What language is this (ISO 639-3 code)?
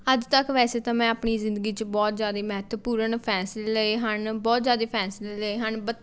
pan